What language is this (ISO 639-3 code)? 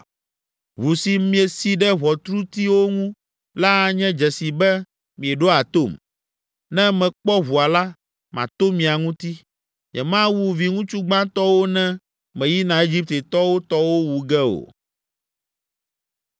ewe